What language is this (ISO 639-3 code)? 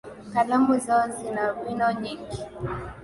swa